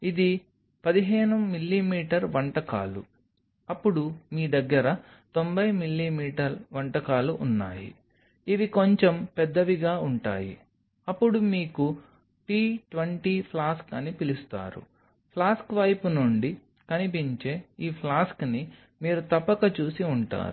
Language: Telugu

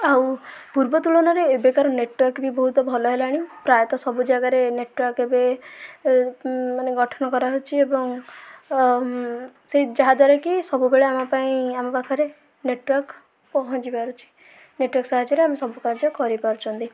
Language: Odia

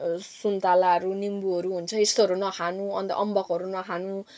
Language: Nepali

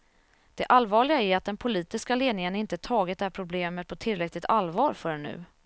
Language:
Swedish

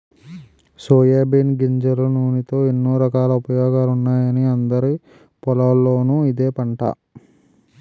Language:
Telugu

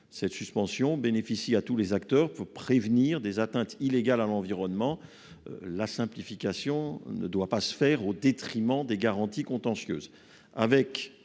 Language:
French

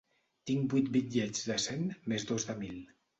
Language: Catalan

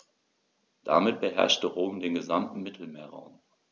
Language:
German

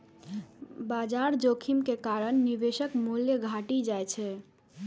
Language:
Maithili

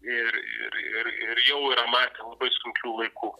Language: Lithuanian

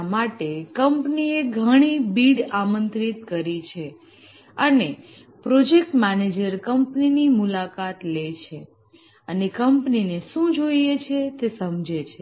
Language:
Gujarati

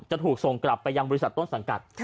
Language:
Thai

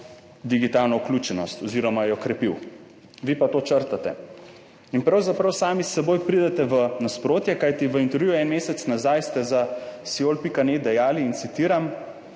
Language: Slovenian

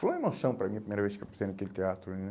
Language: Portuguese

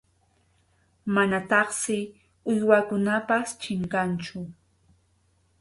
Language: Arequipa-La Unión Quechua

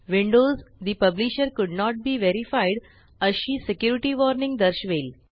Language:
Marathi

